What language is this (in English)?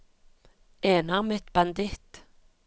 Norwegian